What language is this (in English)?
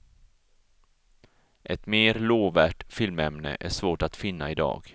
Swedish